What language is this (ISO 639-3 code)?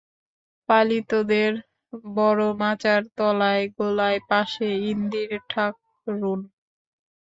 ben